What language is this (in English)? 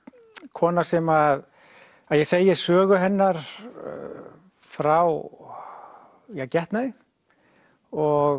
Icelandic